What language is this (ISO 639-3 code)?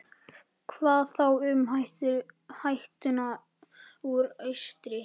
isl